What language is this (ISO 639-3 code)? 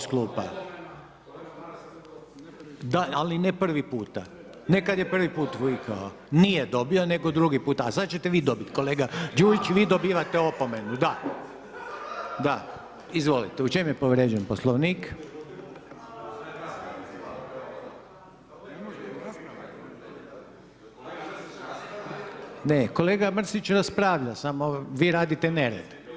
hrv